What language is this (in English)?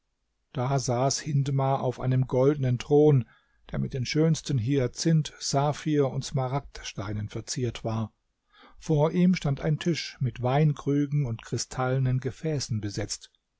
German